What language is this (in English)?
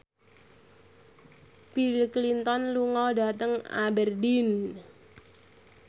Javanese